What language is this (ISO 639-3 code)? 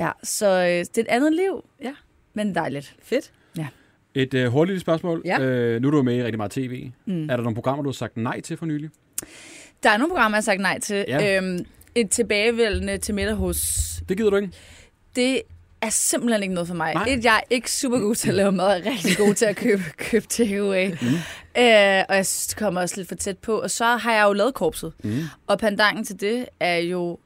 dan